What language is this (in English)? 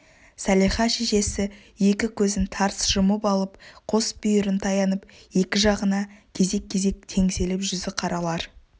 Kazakh